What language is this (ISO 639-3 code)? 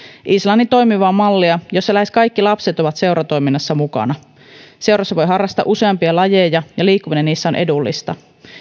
fin